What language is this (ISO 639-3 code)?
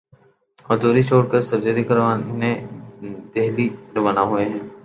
urd